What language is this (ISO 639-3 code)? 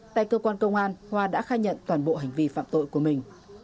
vie